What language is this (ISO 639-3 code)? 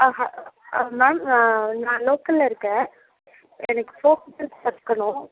tam